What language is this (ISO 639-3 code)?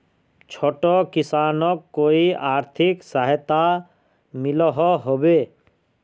mag